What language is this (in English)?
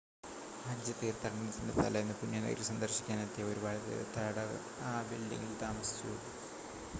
Malayalam